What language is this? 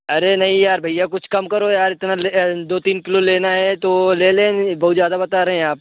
Hindi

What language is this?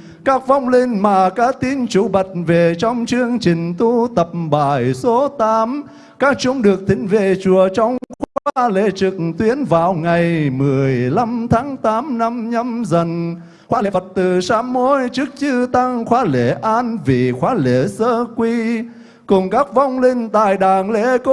Vietnamese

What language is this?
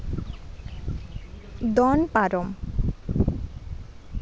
Santali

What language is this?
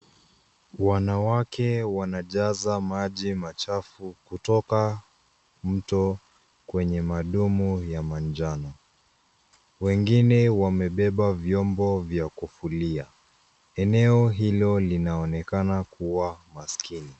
Swahili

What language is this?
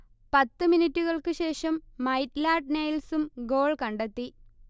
Malayalam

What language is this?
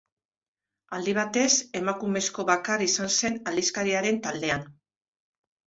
Basque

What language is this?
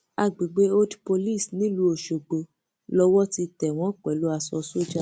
Yoruba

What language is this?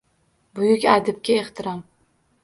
Uzbek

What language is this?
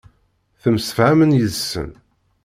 Kabyle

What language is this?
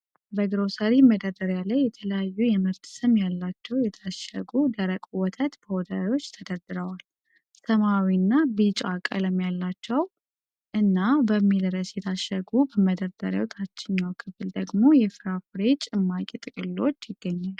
Amharic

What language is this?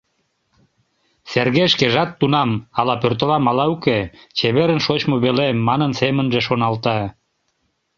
Mari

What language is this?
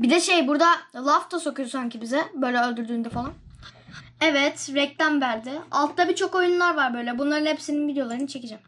Turkish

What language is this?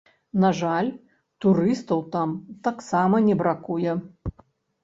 Belarusian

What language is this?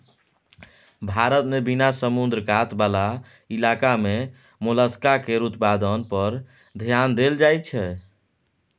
Maithili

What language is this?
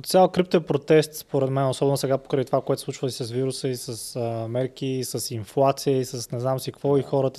Bulgarian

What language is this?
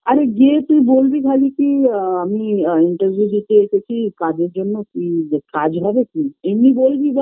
Bangla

